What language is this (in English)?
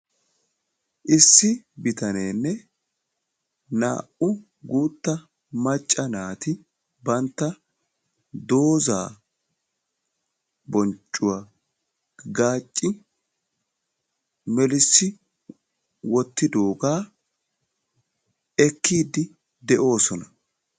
Wolaytta